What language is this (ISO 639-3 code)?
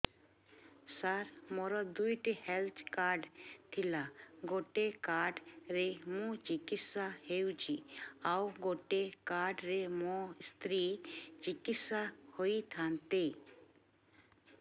ori